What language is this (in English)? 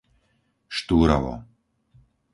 Slovak